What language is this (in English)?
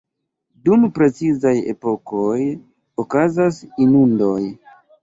Esperanto